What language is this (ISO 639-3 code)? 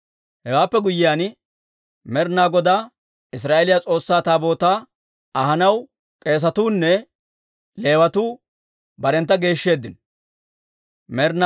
dwr